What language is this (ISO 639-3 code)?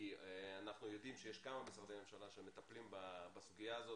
heb